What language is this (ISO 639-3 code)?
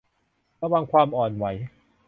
tha